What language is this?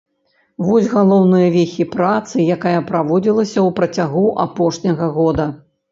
Belarusian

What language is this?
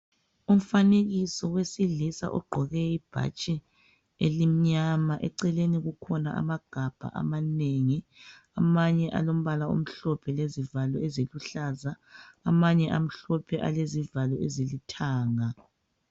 North Ndebele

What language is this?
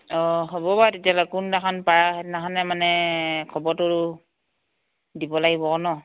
Assamese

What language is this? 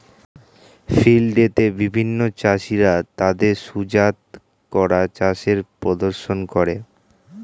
Bangla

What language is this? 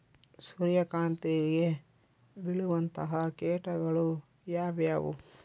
Kannada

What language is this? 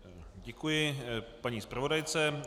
Czech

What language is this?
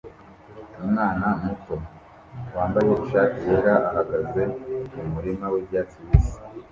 Kinyarwanda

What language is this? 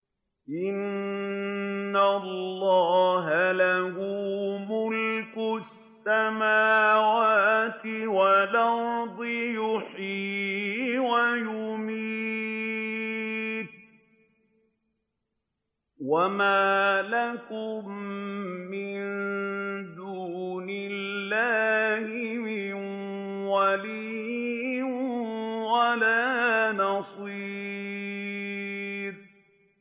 Arabic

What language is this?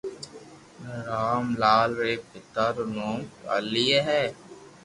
Loarki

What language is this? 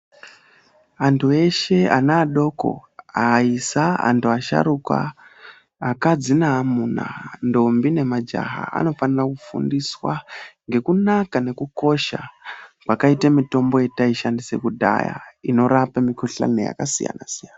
Ndau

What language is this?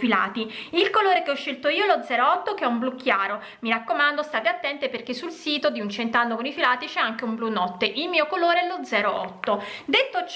Italian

